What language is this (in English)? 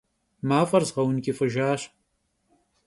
Kabardian